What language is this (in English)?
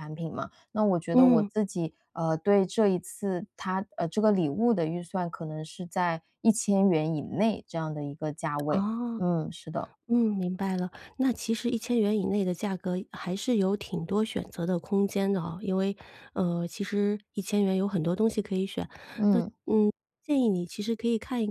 Chinese